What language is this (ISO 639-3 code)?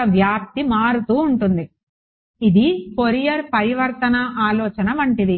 tel